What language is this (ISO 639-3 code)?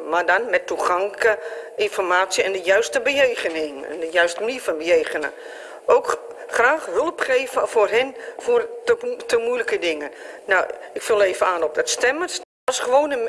nld